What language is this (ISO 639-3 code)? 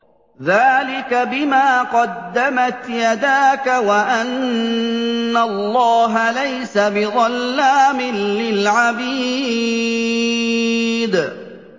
ara